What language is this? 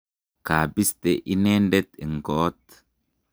Kalenjin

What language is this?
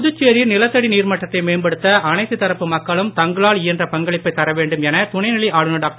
Tamil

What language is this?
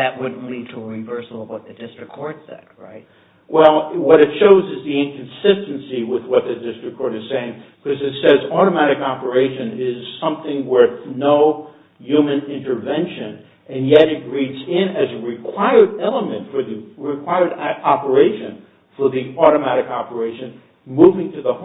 English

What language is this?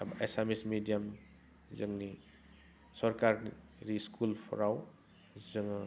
Bodo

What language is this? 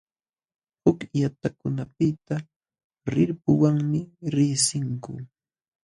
Jauja Wanca Quechua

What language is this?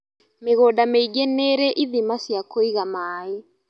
Kikuyu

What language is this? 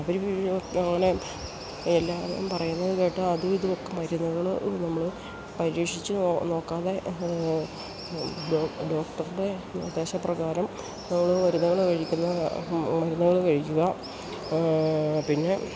Malayalam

